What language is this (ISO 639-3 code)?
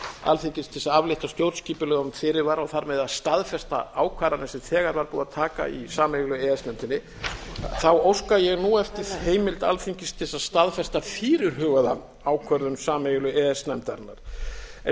isl